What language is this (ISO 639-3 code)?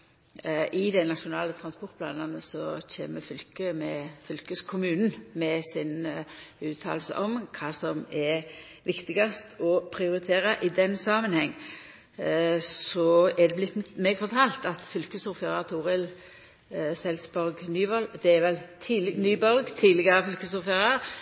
nno